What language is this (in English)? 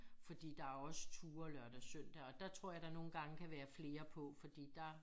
Danish